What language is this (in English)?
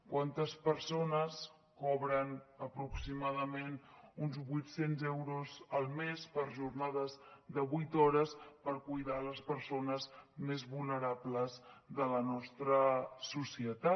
Catalan